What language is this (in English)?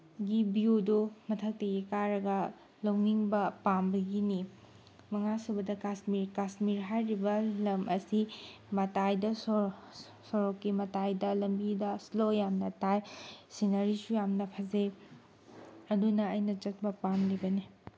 Manipuri